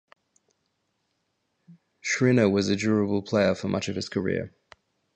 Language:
English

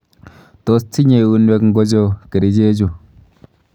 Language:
Kalenjin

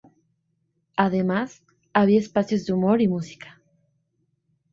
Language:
Spanish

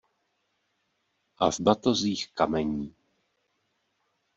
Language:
Czech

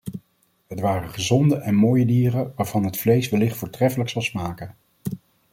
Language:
Dutch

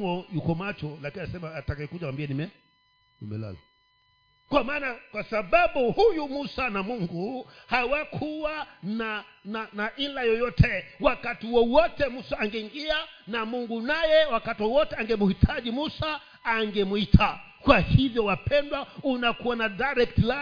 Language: Swahili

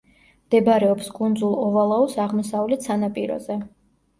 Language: Georgian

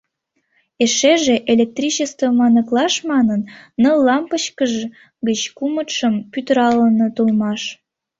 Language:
Mari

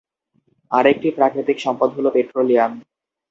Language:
Bangla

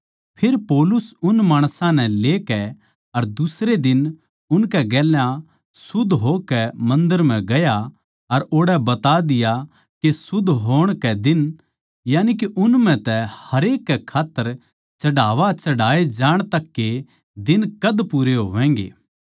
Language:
Haryanvi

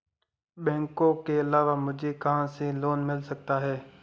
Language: Hindi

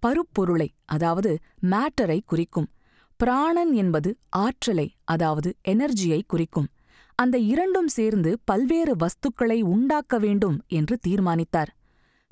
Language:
Tamil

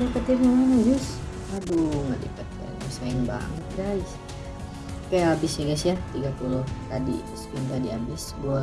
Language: Indonesian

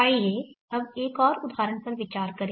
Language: Hindi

